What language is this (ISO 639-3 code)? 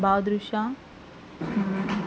tel